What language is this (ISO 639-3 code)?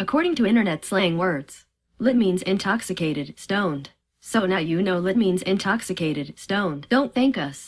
eng